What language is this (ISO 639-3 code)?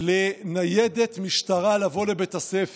heb